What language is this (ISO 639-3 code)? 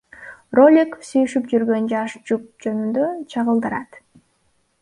kir